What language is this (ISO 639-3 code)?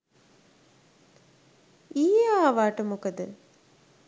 sin